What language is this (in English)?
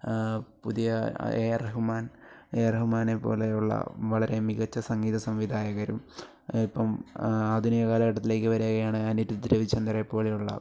Malayalam